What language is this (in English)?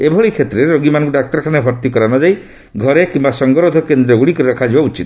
Odia